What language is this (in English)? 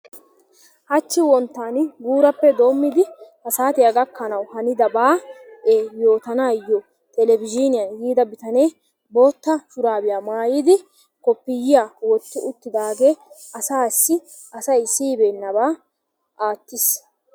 Wolaytta